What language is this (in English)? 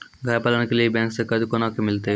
Maithili